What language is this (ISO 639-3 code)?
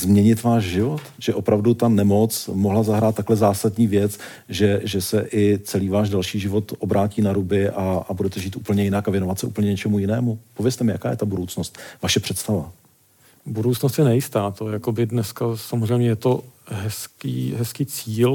ces